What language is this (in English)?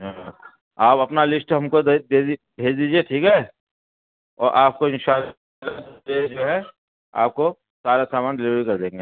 Urdu